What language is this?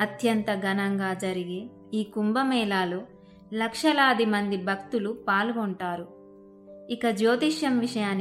Telugu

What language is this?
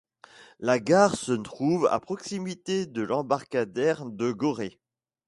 French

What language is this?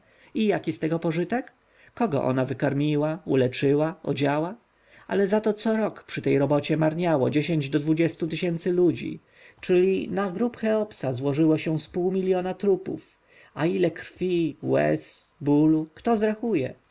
Polish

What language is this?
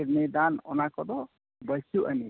Santali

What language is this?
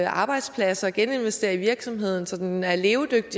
Danish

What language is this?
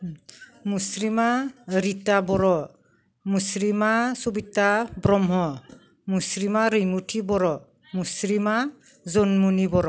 Bodo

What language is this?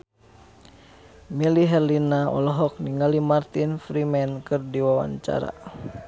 Sundanese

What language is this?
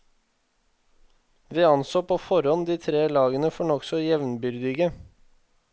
Norwegian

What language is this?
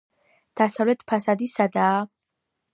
Georgian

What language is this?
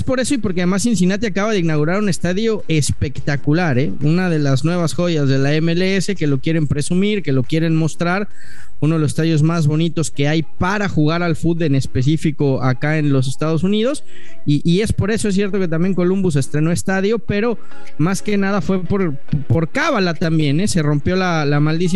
Spanish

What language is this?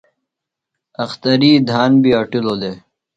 Phalura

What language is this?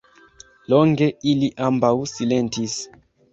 Esperanto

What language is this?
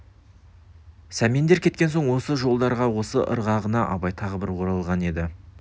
Kazakh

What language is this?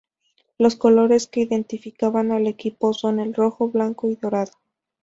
Spanish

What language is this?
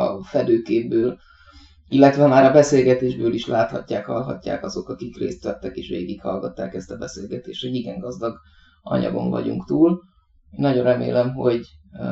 Hungarian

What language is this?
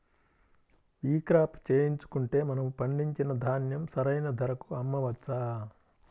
Telugu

